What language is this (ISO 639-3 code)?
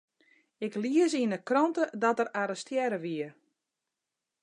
fry